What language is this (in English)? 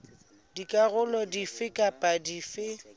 Southern Sotho